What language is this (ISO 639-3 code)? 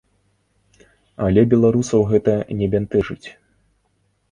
bel